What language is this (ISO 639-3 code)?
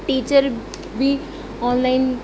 snd